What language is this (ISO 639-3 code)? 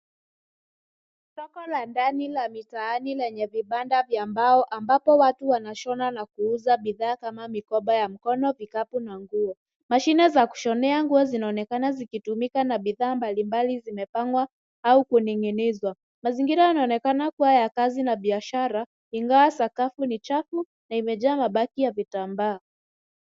swa